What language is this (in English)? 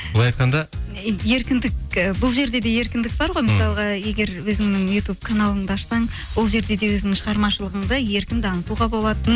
Kazakh